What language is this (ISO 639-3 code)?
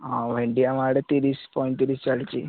ori